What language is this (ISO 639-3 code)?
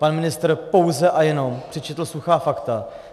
ces